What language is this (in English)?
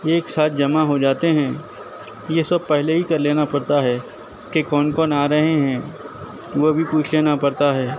Urdu